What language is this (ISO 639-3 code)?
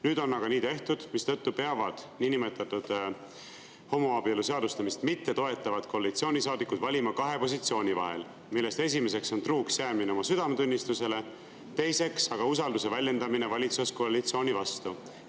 est